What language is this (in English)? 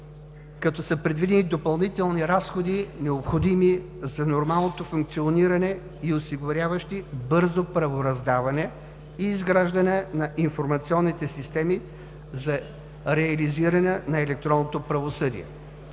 Bulgarian